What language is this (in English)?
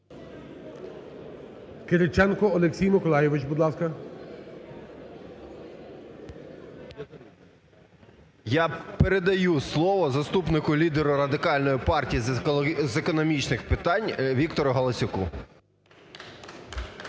Ukrainian